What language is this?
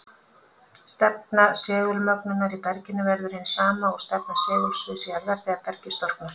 Icelandic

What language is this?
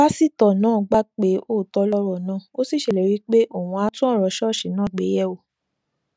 Yoruba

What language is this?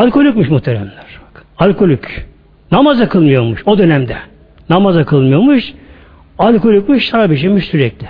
Turkish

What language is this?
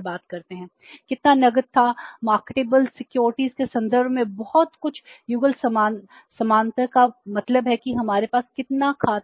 Hindi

